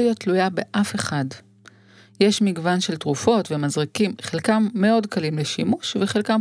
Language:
Hebrew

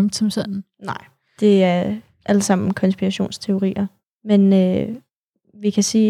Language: Danish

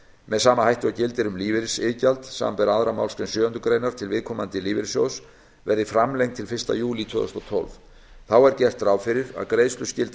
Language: Icelandic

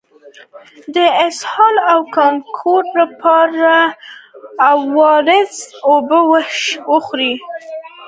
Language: Pashto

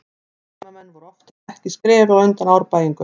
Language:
Icelandic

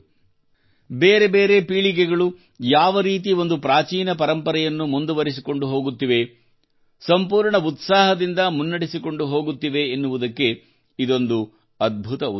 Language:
Kannada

